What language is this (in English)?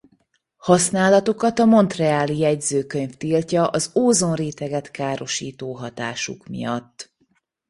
Hungarian